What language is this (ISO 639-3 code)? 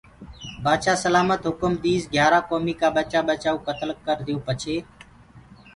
ggg